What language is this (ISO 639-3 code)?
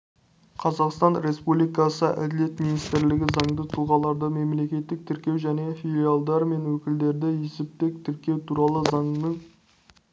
kaz